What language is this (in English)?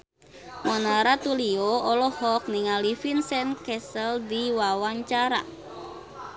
Sundanese